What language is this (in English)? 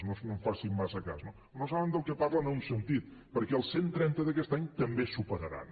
Catalan